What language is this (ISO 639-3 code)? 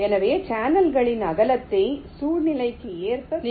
tam